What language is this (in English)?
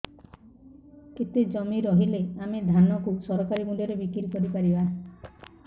Odia